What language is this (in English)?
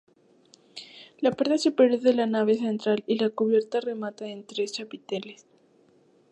Spanish